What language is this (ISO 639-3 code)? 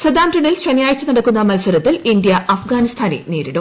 mal